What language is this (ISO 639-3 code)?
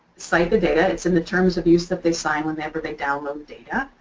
eng